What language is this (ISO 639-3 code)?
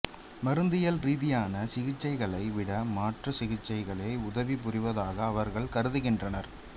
tam